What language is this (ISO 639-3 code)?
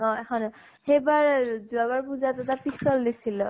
asm